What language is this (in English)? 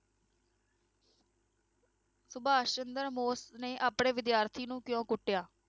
Punjabi